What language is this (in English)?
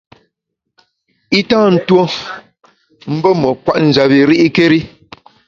Bamun